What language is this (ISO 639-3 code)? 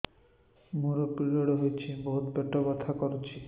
ori